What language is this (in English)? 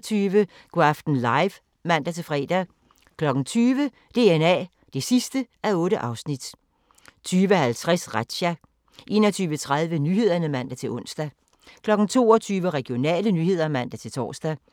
Danish